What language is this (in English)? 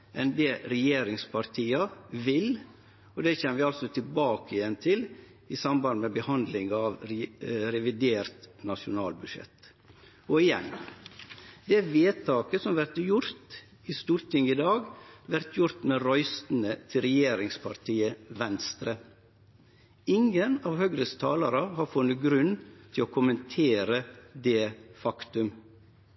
Norwegian Nynorsk